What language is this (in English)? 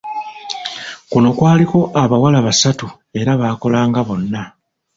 Ganda